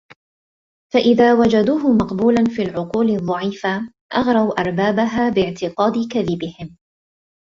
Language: Arabic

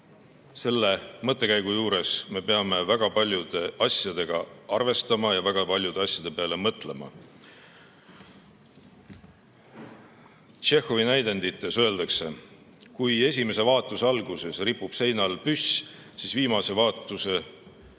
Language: Estonian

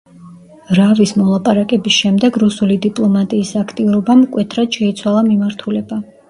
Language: Georgian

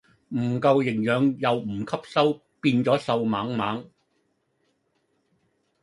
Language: Cantonese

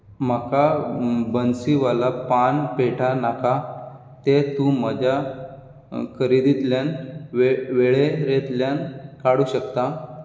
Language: Konkani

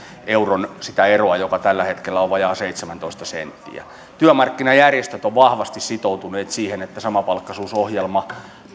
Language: Finnish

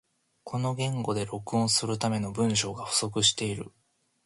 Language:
Japanese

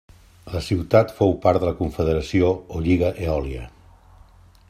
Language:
Catalan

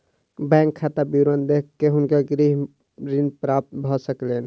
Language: Maithili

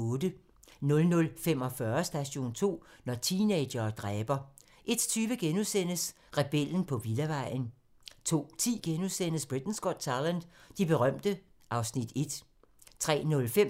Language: Danish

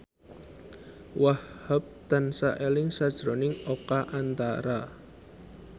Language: Javanese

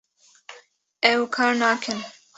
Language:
Kurdish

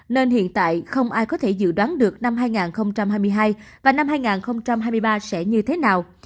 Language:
Vietnamese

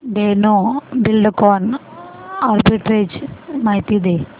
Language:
Marathi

